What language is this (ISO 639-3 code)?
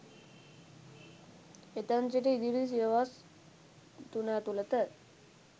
sin